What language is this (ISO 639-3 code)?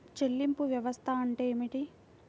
tel